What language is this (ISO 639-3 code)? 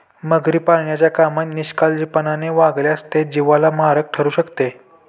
mar